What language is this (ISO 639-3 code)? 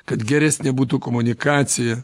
lit